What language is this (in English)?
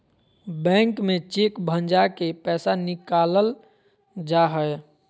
Magahi